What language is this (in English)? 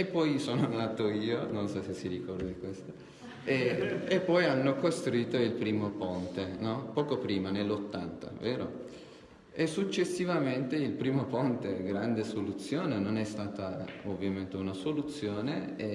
Italian